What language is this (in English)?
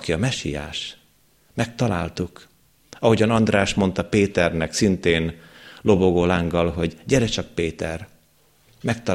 Hungarian